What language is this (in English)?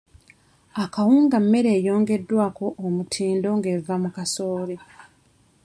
Ganda